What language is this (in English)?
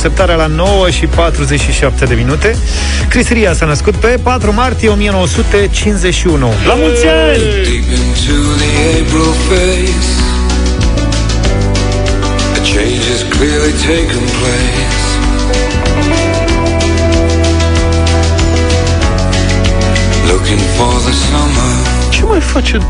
Romanian